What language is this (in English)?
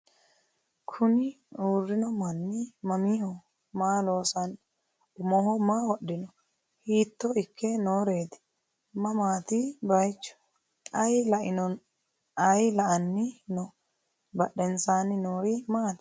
Sidamo